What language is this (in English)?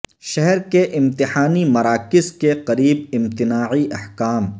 Urdu